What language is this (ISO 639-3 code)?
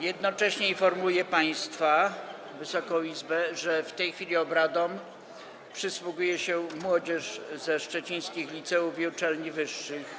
pol